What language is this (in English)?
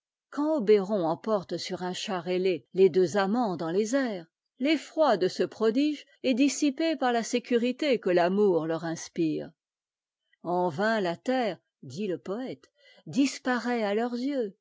French